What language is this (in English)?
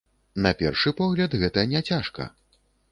Belarusian